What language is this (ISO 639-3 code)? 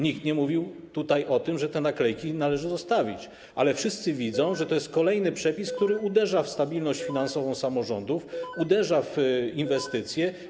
pol